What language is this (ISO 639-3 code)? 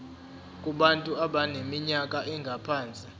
zul